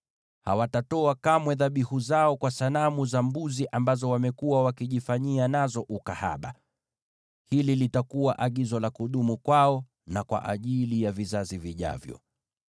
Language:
Swahili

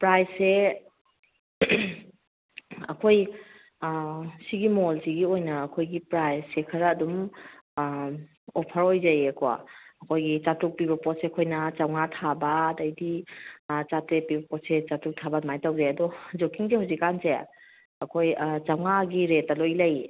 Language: Manipuri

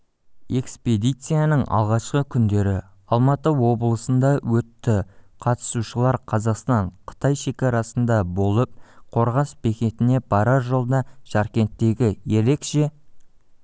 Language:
Kazakh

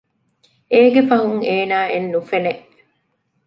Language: Divehi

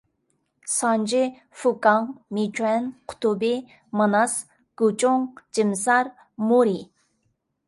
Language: Uyghur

